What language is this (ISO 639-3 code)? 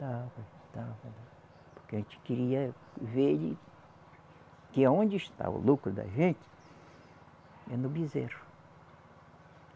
por